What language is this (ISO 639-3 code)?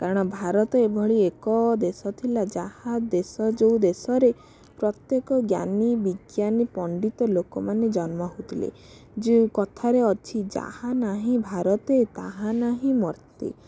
ori